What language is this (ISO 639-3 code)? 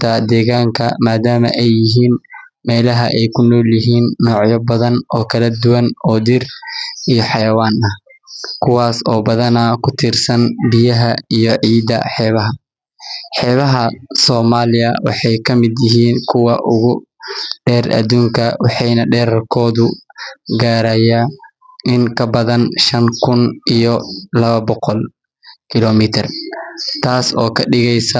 som